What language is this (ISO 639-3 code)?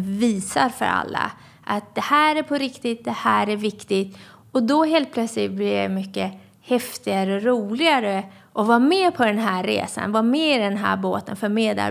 swe